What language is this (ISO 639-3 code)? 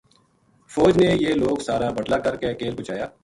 gju